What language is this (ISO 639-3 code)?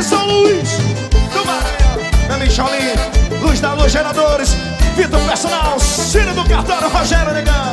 por